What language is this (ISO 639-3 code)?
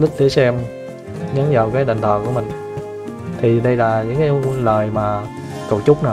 vie